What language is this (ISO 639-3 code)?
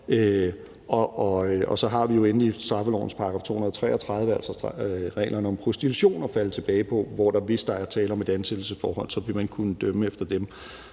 dan